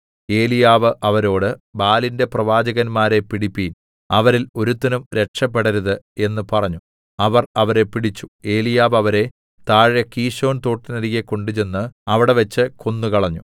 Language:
Malayalam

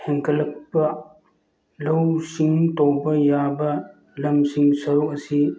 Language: Manipuri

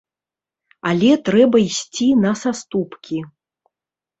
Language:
Belarusian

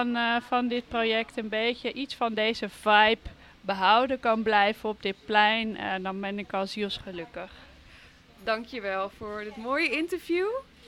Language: Dutch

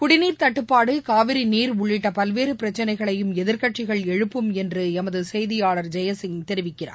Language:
Tamil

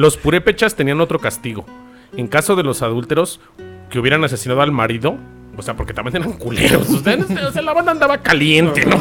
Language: Spanish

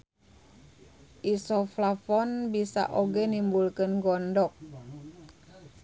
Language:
Sundanese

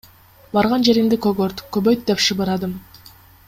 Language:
Kyrgyz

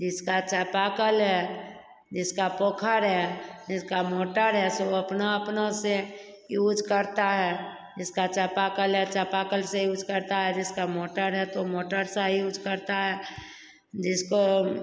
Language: Hindi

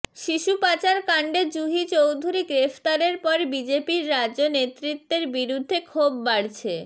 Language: Bangla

